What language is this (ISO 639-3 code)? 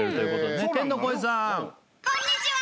jpn